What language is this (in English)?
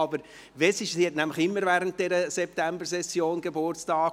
Swiss German